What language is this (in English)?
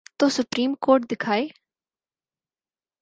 Urdu